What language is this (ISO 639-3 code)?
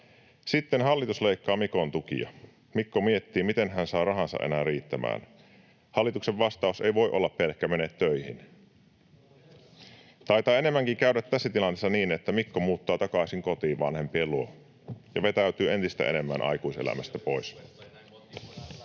fin